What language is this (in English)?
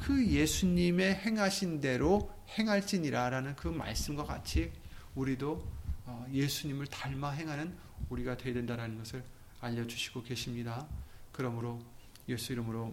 Korean